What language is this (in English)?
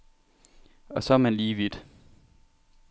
Danish